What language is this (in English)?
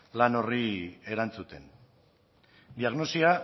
Basque